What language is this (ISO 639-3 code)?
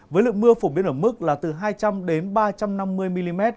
vie